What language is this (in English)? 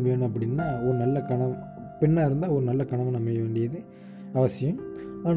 Tamil